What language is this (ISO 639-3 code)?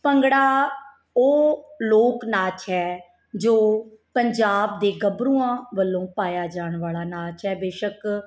pan